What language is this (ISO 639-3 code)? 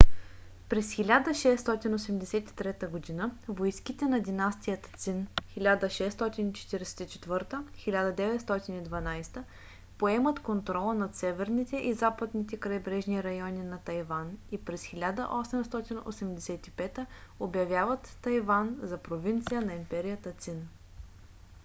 bul